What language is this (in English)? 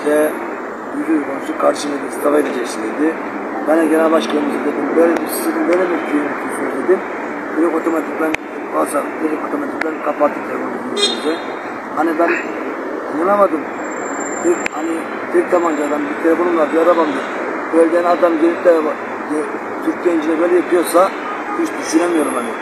Turkish